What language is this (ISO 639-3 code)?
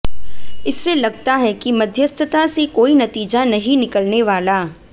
hin